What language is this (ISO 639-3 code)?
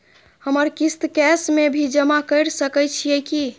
mai